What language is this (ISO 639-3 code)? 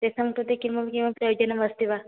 san